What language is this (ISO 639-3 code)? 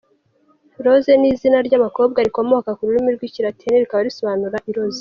kin